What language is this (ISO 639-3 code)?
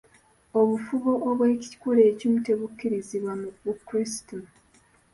lug